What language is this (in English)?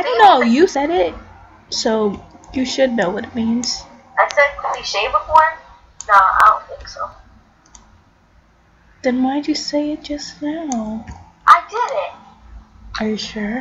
English